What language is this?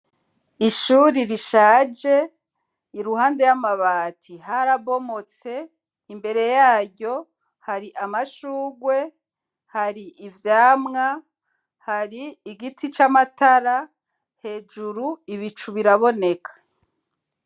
Rundi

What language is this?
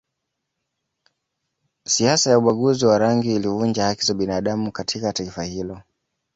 Swahili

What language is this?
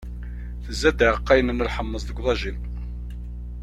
Kabyle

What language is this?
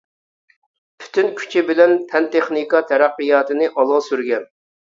Uyghur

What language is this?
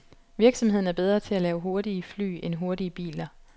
Danish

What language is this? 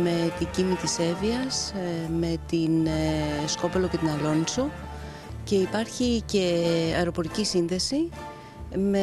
Greek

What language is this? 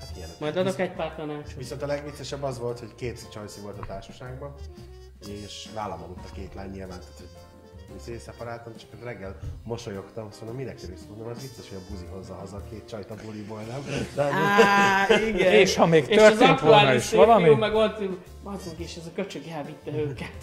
Hungarian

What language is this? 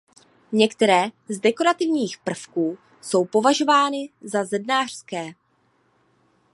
Czech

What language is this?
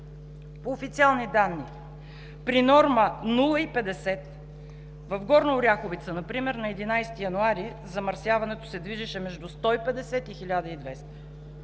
Bulgarian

